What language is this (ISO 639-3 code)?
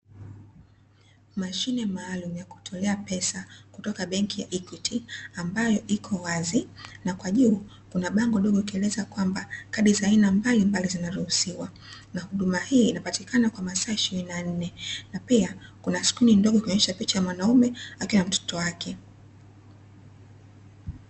swa